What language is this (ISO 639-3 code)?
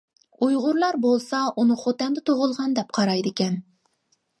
uig